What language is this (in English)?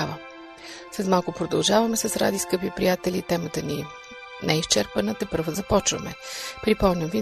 Bulgarian